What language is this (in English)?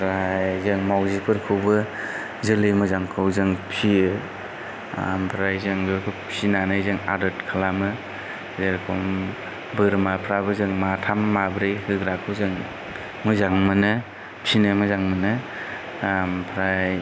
Bodo